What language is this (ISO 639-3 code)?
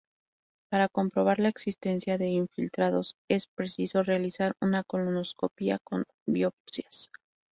spa